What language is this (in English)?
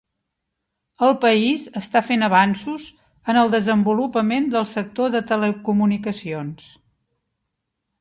Catalan